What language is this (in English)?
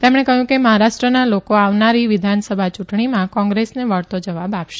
Gujarati